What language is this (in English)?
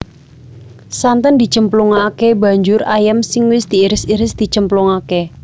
Javanese